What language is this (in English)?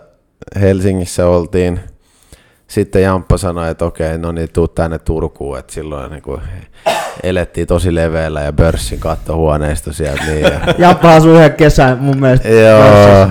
Finnish